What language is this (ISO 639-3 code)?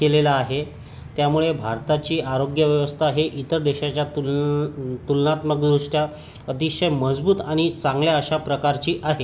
mar